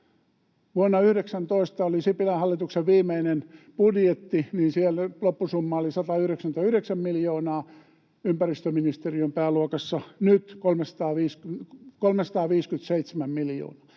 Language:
Finnish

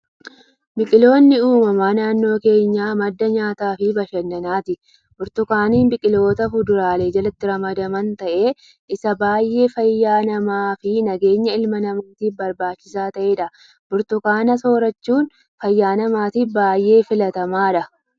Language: Oromo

